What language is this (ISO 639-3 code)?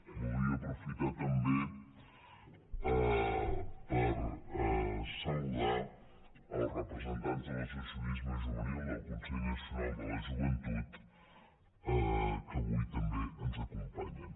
cat